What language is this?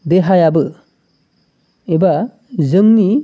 Bodo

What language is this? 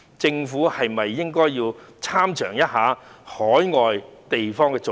Cantonese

